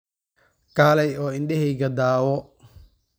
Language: Somali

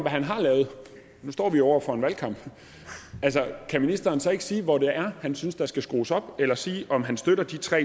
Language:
Danish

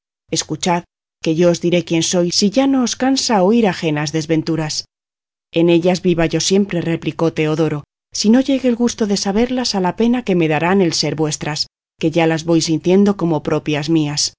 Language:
Spanish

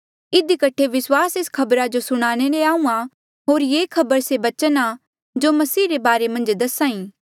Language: Mandeali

